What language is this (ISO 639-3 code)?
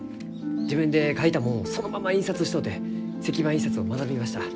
jpn